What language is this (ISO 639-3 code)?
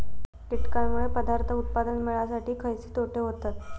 mar